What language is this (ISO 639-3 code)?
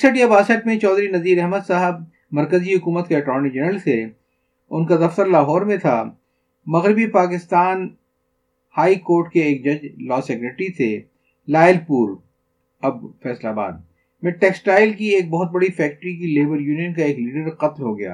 urd